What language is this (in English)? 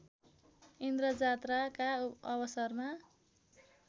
Nepali